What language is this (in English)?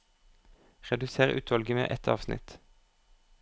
Norwegian